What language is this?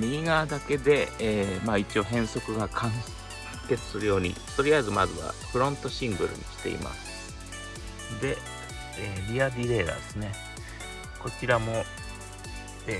Japanese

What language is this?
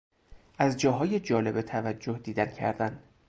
Persian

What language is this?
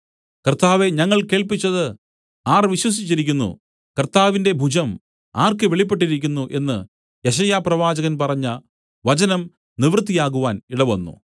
Malayalam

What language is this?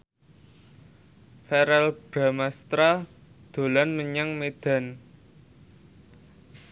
Javanese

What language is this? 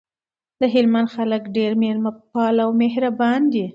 Pashto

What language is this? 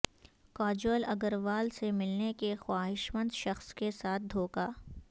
Urdu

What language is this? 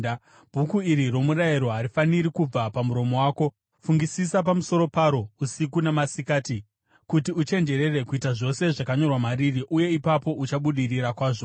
Shona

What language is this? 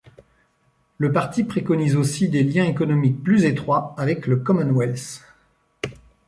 French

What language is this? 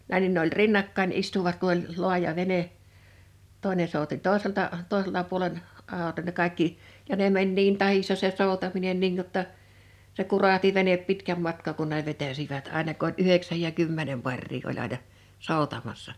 Finnish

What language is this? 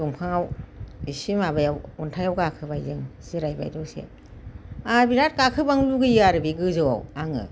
Bodo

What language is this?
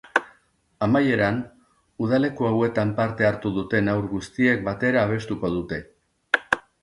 Basque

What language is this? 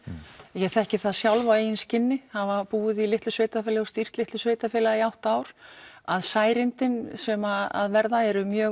Icelandic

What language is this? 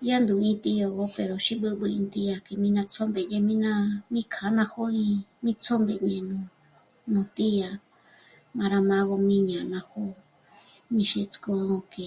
Michoacán Mazahua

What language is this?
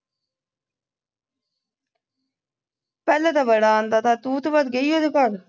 Punjabi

